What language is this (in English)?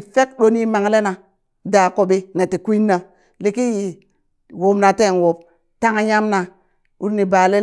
Burak